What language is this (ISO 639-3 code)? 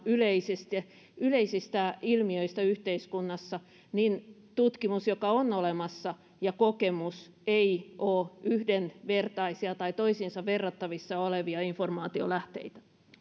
fin